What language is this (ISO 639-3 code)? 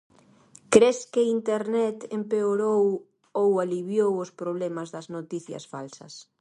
glg